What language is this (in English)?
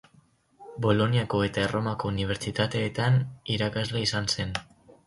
Basque